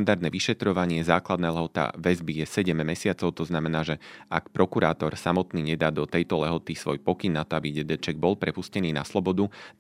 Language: Slovak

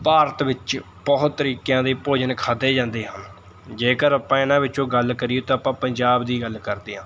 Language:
Punjabi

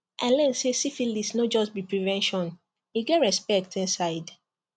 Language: Nigerian Pidgin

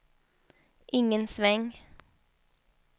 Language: Swedish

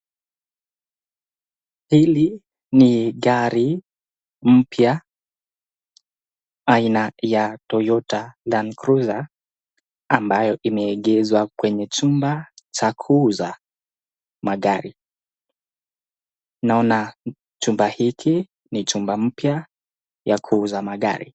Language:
Swahili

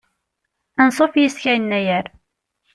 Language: Kabyle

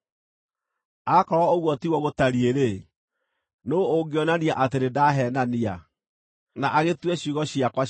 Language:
Kikuyu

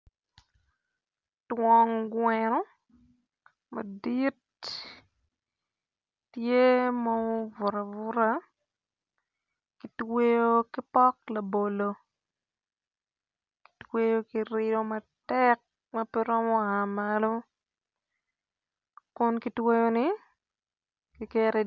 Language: Acoli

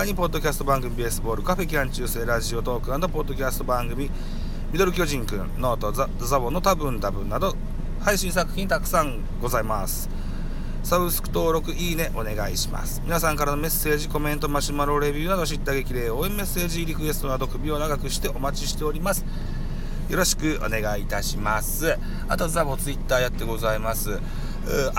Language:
Japanese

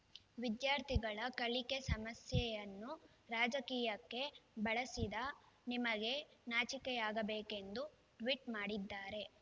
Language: Kannada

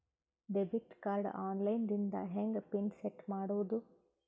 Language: Kannada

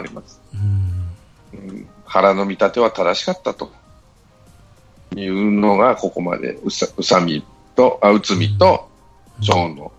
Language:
Japanese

